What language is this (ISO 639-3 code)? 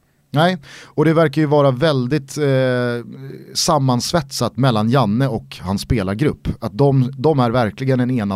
swe